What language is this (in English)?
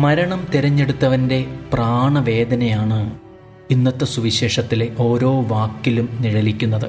Malayalam